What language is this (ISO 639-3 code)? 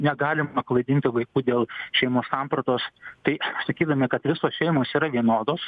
lit